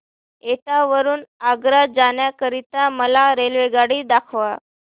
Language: Marathi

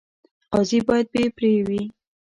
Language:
Pashto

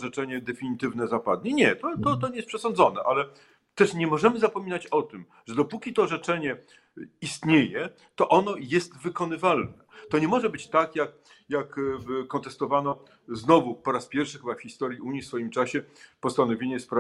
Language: Polish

